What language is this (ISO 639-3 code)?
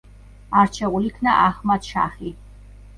kat